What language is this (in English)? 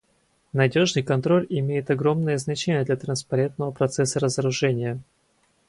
Russian